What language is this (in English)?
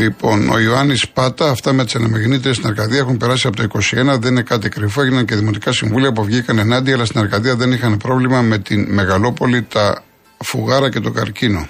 Greek